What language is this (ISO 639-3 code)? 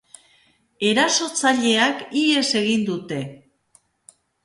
eus